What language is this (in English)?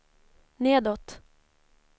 Swedish